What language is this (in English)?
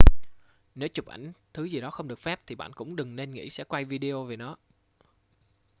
Vietnamese